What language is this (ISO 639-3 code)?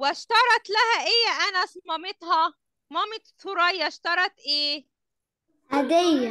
ara